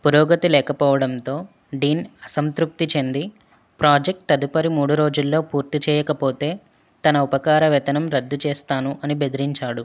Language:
Telugu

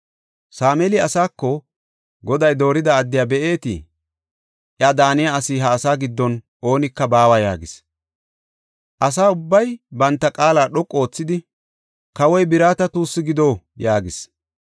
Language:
Gofa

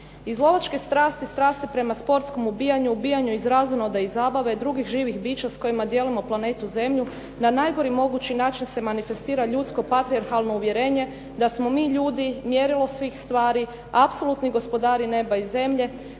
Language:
Croatian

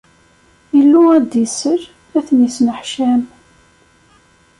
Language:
Kabyle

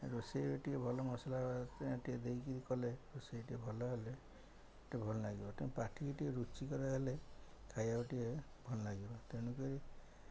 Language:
Odia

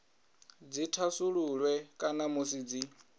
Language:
Venda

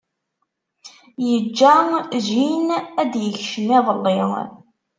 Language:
Kabyle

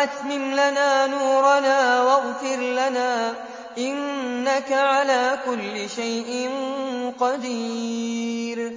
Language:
Arabic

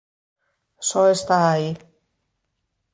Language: Galician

